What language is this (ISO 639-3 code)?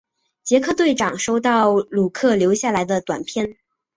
zho